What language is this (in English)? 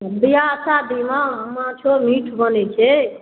Maithili